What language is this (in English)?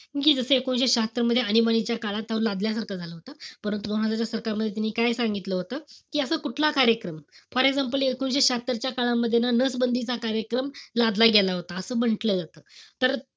Marathi